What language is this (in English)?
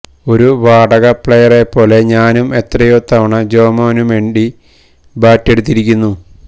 Malayalam